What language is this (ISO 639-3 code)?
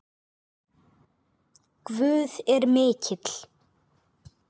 isl